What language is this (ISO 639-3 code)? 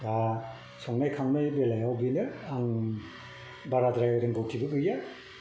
brx